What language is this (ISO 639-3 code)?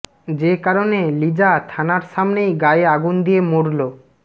ben